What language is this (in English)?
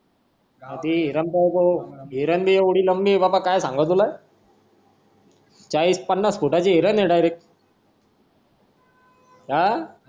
Marathi